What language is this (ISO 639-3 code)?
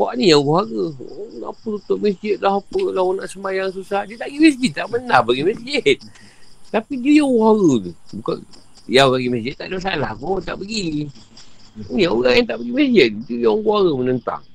msa